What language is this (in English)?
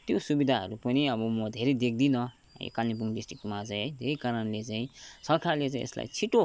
Nepali